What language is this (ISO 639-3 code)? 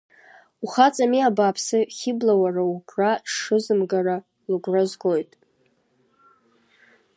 abk